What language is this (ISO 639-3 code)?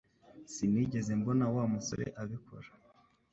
kin